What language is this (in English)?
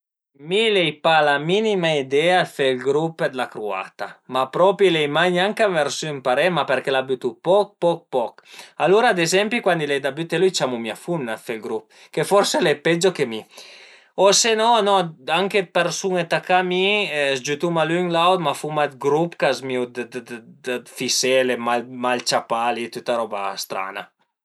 Piedmontese